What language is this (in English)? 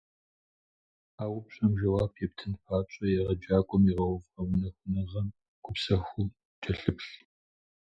Kabardian